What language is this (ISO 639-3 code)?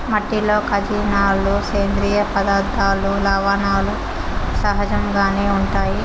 tel